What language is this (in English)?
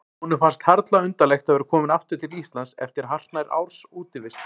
Icelandic